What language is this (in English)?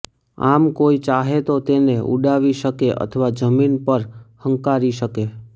Gujarati